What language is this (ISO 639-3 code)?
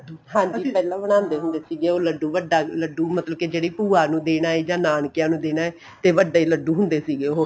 pan